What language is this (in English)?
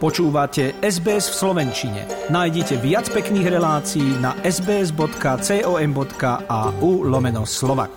Slovak